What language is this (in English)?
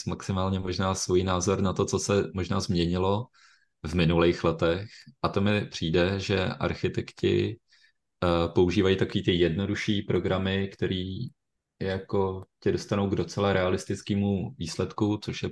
Czech